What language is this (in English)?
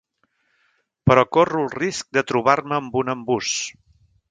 Catalan